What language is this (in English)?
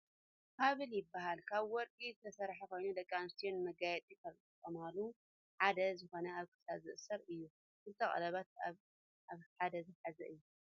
Tigrinya